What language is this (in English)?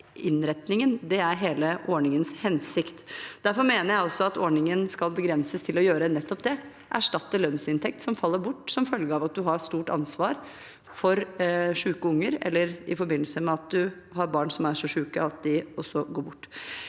Norwegian